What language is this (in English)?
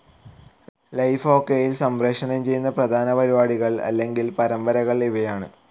Malayalam